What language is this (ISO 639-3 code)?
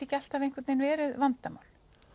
isl